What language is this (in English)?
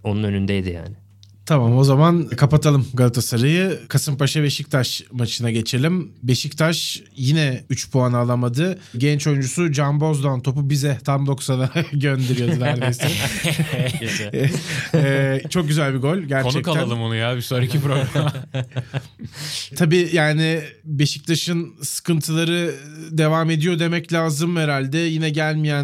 Turkish